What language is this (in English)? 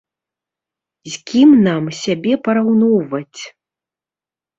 Belarusian